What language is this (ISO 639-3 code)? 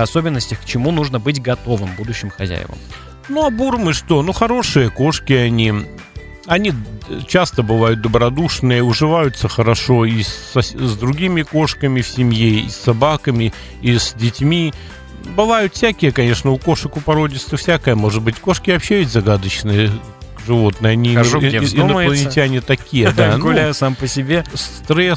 rus